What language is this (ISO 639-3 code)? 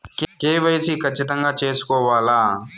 tel